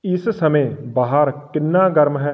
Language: Punjabi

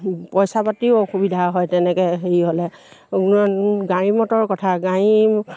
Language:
Assamese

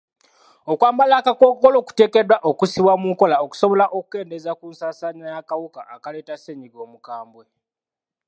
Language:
Ganda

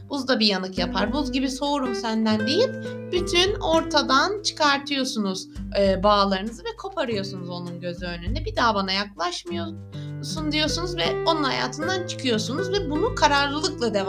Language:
Turkish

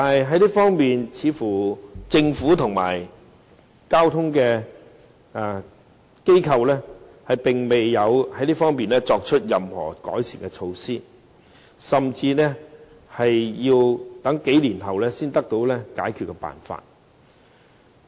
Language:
Cantonese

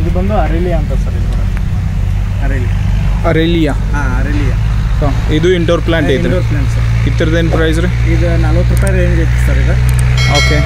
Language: Kannada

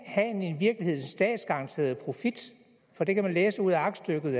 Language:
Danish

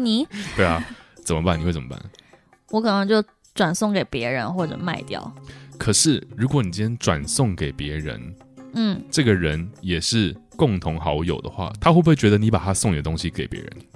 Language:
Chinese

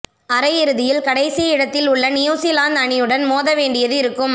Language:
Tamil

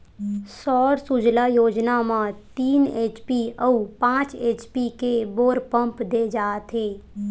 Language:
Chhattisgarhi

